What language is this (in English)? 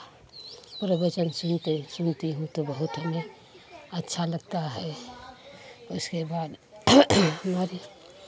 Hindi